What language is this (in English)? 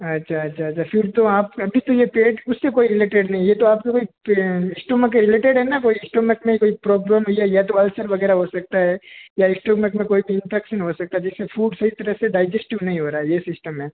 Hindi